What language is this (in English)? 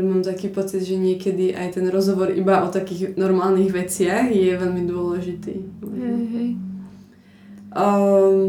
Slovak